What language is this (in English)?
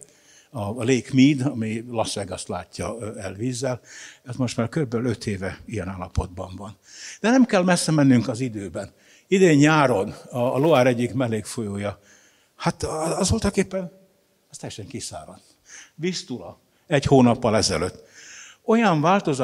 Hungarian